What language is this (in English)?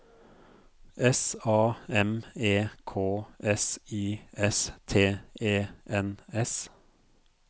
Norwegian